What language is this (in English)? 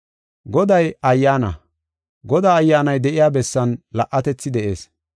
Gofa